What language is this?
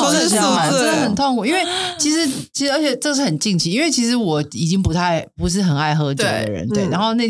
Chinese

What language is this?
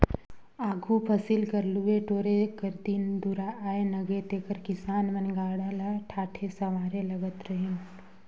Chhattisgarhi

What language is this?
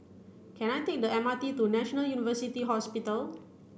English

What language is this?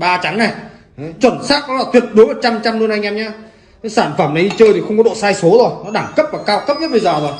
Vietnamese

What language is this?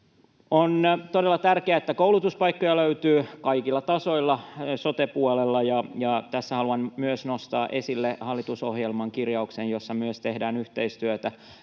Finnish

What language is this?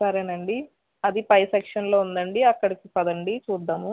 Telugu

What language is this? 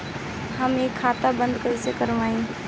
Bhojpuri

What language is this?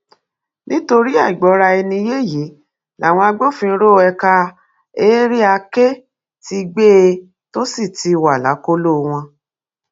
Yoruba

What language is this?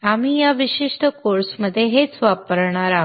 Marathi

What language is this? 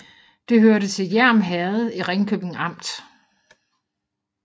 Danish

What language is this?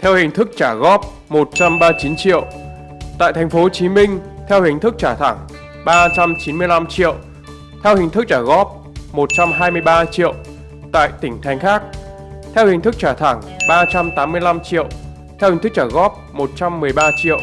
Vietnamese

